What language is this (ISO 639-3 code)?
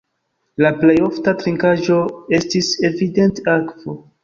epo